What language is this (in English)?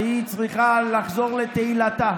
Hebrew